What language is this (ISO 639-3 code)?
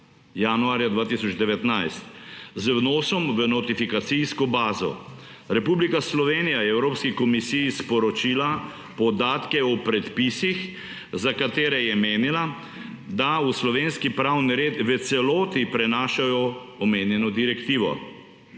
slv